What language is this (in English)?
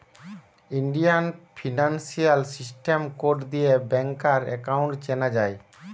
Bangla